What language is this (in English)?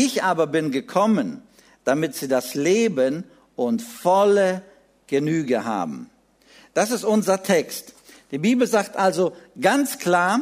German